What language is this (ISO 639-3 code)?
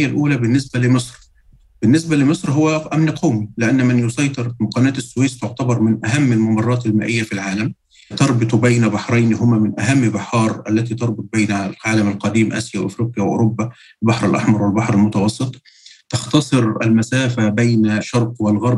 ara